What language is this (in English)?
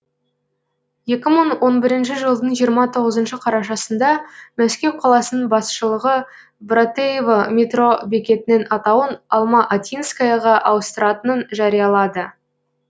Kazakh